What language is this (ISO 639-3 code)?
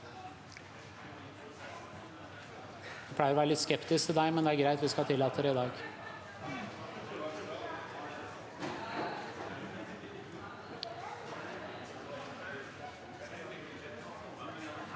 nor